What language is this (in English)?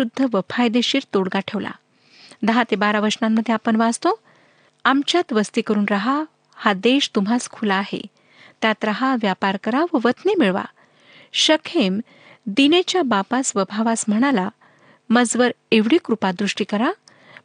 Marathi